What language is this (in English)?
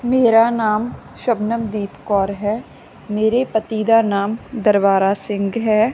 Punjabi